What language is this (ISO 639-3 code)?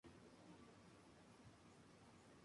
spa